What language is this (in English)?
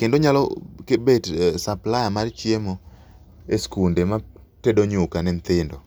Luo (Kenya and Tanzania)